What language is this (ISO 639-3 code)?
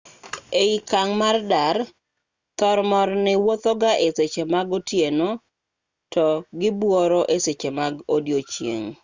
luo